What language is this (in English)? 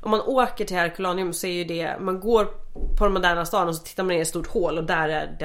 Swedish